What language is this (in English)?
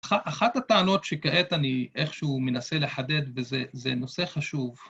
Hebrew